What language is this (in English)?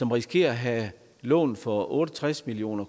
Danish